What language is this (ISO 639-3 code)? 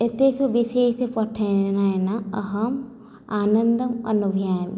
san